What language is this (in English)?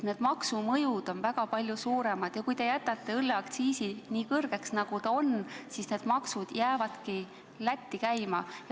Estonian